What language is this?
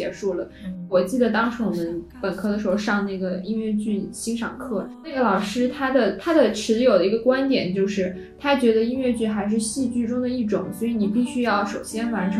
Chinese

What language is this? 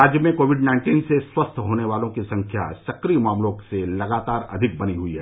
Hindi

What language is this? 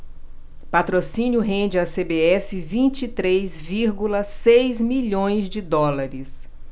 Portuguese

